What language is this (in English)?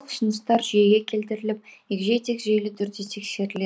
Kazakh